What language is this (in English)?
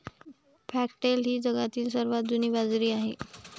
Marathi